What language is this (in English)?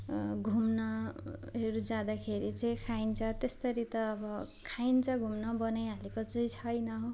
Nepali